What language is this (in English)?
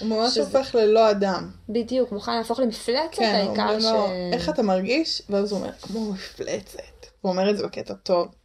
Hebrew